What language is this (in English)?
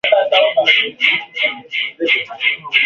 Swahili